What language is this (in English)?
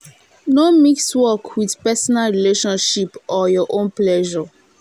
Nigerian Pidgin